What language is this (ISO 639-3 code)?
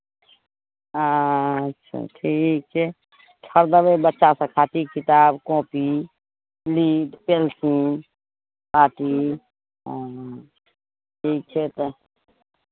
mai